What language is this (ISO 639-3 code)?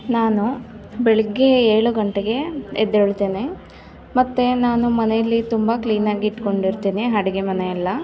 kan